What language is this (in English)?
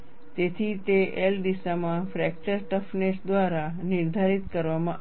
Gujarati